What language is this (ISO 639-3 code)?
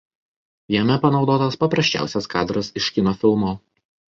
lit